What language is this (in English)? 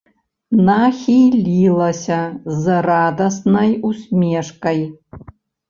Belarusian